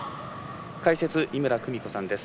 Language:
Japanese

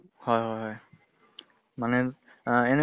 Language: Assamese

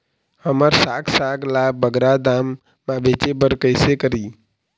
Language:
Chhattisgarhi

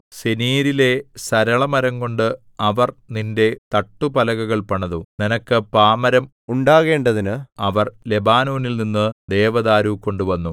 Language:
Malayalam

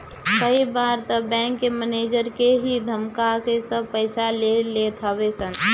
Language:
Bhojpuri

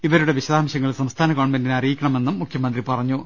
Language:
Malayalam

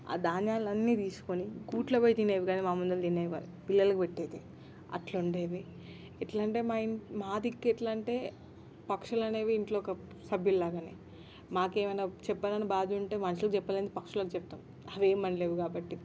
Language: Telugu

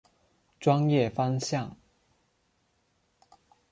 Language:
Chinese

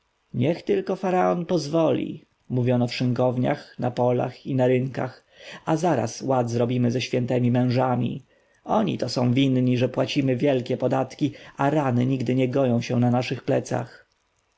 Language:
Polish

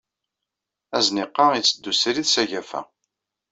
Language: Kabyle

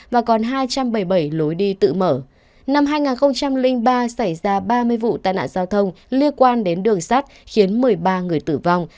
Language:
Vietnamese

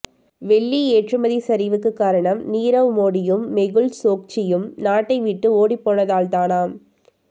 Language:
Tamil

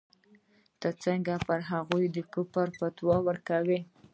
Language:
Pashto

